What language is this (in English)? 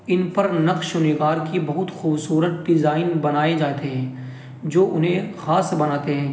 Urdu